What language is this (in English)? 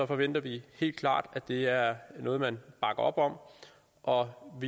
Danish